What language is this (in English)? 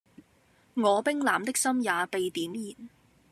Cantonese